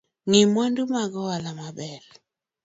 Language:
Luo (Kenya and Tanzania)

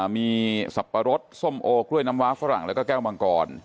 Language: Thai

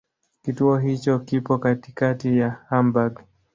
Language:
Swahili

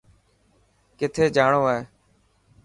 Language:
Dhatki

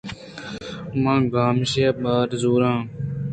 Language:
Eastern Balochi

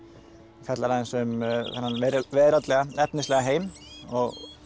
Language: Icelandic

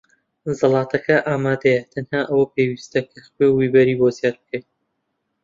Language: Central Kurdish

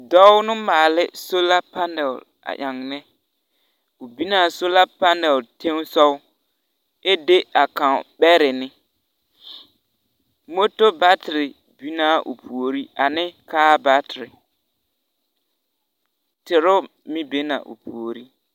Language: Southern Dagaare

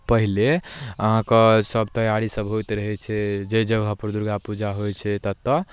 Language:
Maithili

